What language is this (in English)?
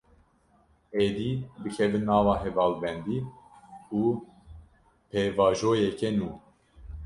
Kurdish